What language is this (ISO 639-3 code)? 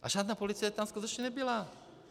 ces